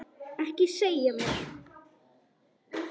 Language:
Icelandic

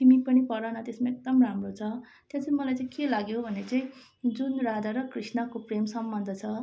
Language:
Nepali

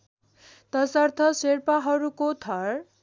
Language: Nepali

